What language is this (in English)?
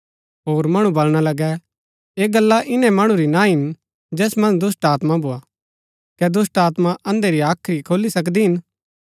Gaddi